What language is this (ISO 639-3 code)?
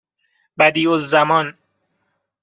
fas